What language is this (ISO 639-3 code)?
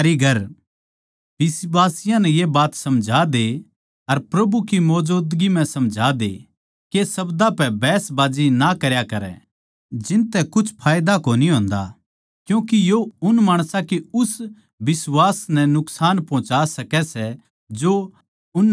bgc